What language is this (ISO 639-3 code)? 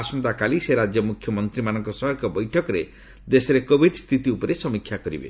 ori